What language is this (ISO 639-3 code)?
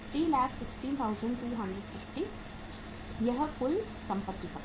hin